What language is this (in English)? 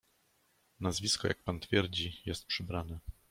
Polish